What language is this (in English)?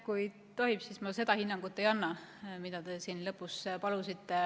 Estonian